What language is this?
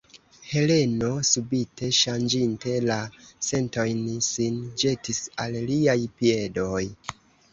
Esperanto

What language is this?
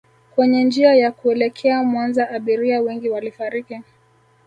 Swahili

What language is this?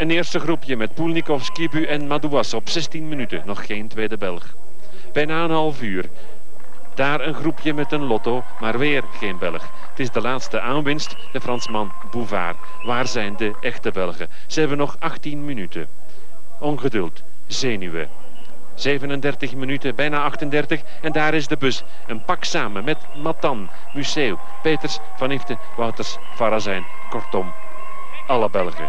Dutch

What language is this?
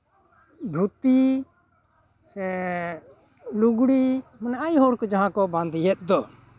Santali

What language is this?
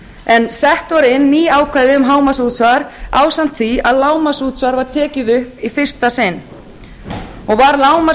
Icelandic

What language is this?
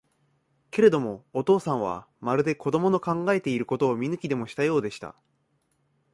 Japanese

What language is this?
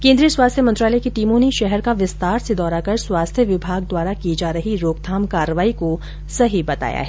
Hindi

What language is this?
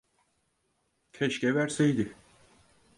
Turkish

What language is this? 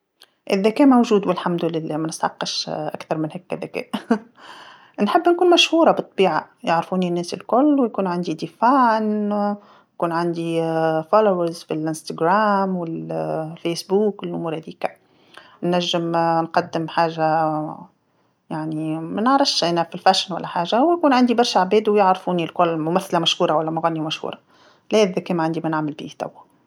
Tunisian Arabic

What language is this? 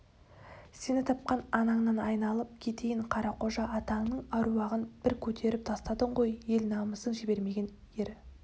Kazakh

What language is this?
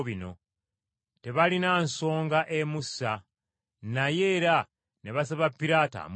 Ganda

